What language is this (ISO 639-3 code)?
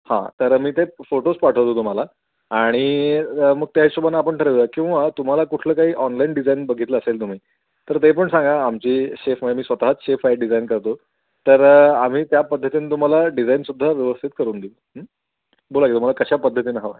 mar